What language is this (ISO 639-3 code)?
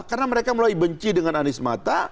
ind